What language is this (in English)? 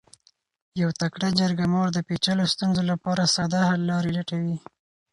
Pashto